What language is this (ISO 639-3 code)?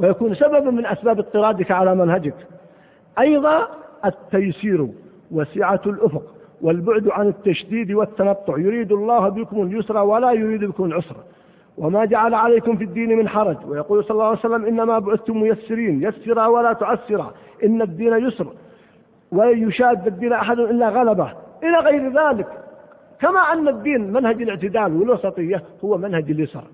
ara